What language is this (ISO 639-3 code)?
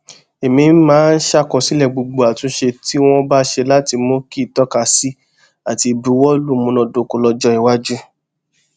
yor